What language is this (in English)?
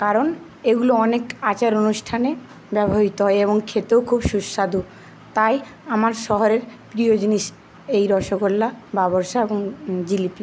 Bangla